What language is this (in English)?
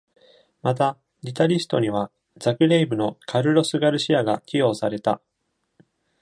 Japanese